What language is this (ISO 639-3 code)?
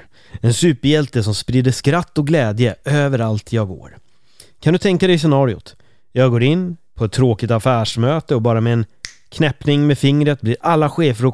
swe